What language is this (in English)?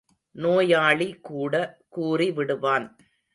Tamil